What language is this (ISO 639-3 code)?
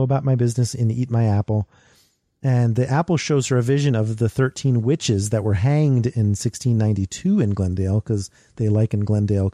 eng